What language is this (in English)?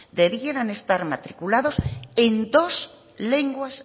Spanish